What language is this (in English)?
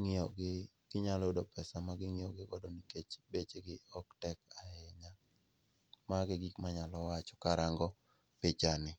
Luo (Kenya and Tanzania)